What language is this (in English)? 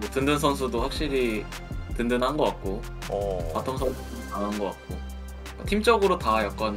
Korean